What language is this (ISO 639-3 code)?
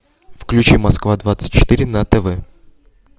rus